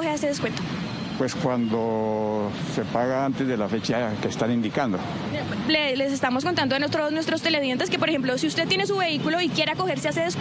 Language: Spanish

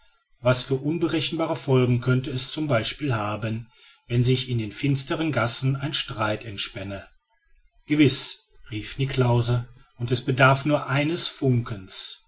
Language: German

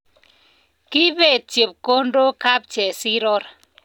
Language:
Kalenjin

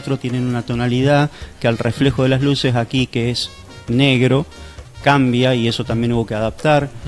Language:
Spanish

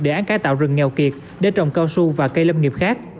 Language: Vietnamese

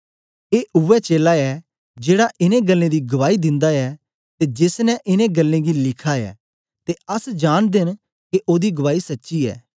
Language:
Dogri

